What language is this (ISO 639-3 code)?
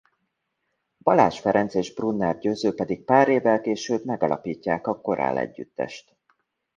hun